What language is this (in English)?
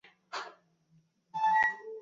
Bangla